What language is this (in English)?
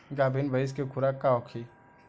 Bhojpuri